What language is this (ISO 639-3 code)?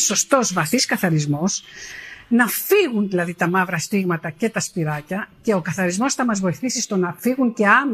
ell